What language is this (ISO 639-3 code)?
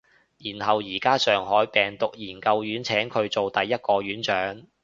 yue